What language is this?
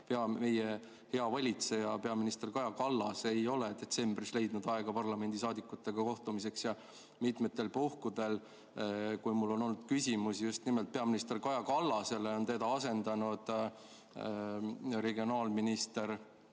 Estonian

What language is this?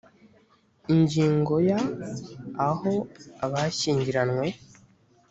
Kinyarwanda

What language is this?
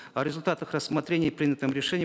Kazakh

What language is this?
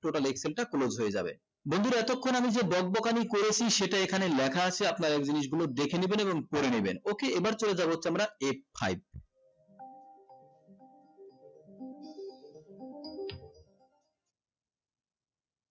Bangla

